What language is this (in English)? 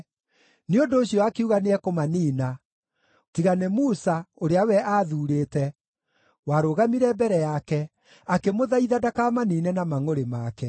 Kikuyu